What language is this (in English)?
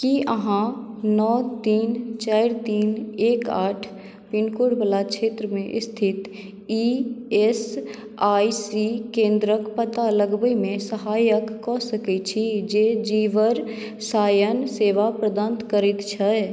Maithili